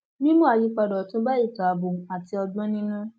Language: Yoruba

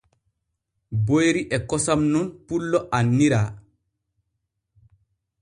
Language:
Borgu Fulfulde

